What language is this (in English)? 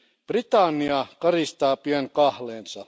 Finnish